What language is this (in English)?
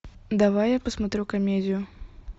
Russian